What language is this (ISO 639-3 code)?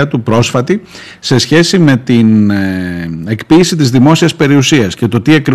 ell